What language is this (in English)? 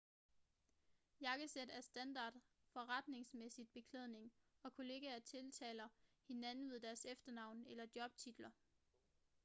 Danish